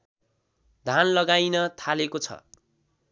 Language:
Nepali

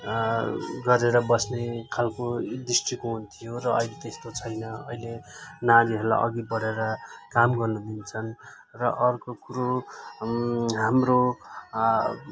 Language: Nepali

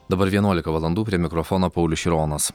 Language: Lithuanian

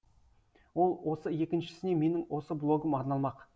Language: Kazakh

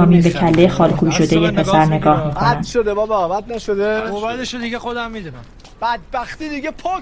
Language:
Persian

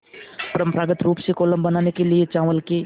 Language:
Hindi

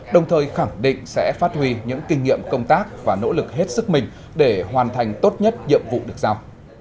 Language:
Vietnamese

